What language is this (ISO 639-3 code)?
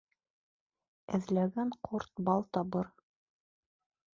bak